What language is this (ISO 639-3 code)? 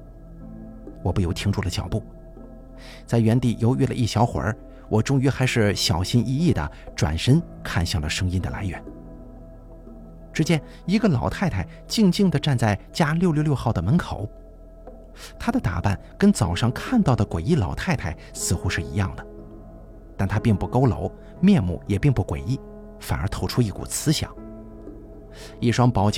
zho